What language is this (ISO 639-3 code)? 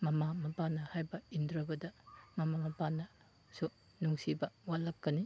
mni